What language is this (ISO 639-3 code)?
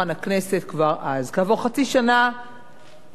heb